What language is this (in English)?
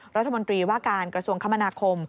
Thai